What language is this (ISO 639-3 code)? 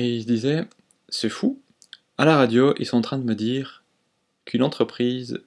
fra